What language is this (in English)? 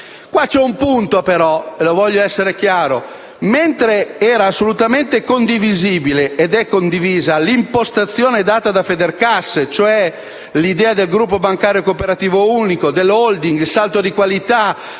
Italian